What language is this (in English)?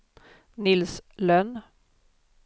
Swedish